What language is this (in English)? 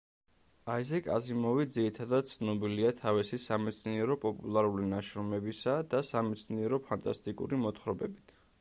Georgian